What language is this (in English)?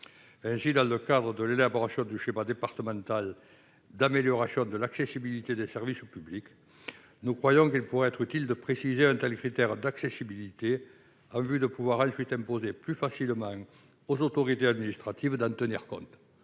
French